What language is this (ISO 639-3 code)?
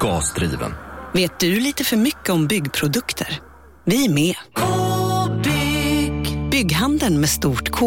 swe